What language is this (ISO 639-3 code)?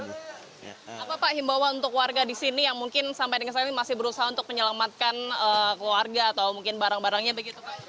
ind